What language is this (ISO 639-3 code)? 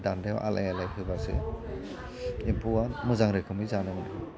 brx